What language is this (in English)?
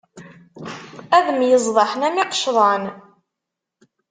Kabyle